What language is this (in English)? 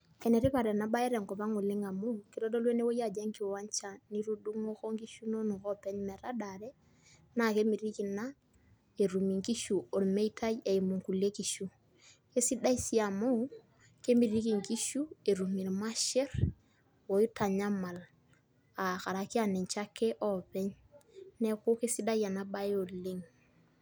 Masai